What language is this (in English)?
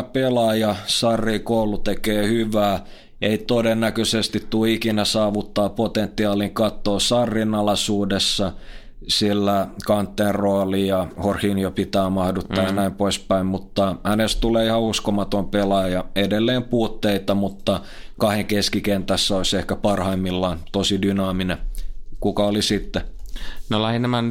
Finnish